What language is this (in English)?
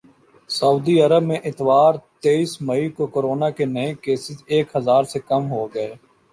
Urdu